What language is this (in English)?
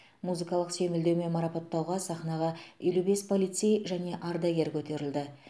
Kazakh